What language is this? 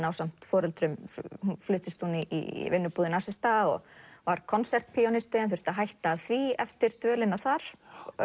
Icelandic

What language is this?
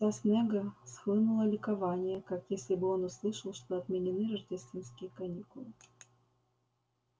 Russian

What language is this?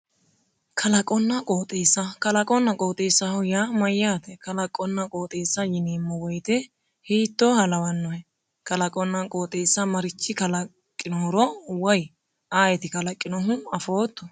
Sidamo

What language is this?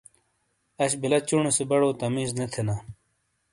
Shina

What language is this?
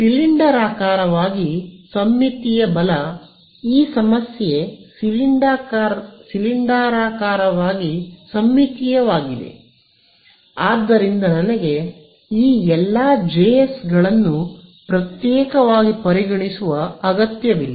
Kannada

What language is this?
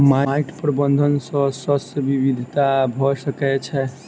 Maithili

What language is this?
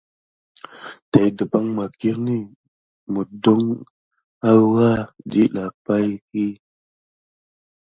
Gidar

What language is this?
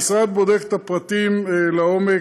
Hebrew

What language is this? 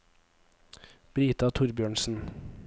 Norwegian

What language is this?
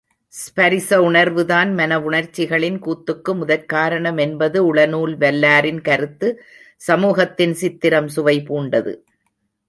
Tamil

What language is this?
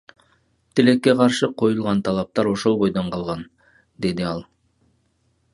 Kyrgyz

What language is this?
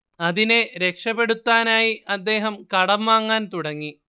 Malayalam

